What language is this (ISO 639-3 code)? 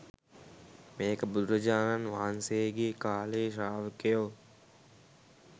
sin